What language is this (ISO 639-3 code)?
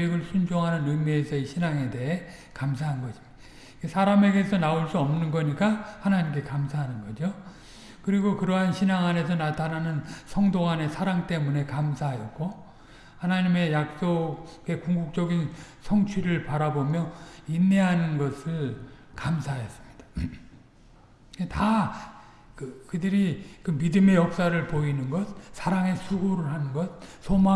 kor